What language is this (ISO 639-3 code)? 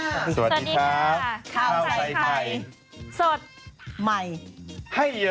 tha